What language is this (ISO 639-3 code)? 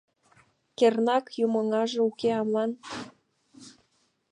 chm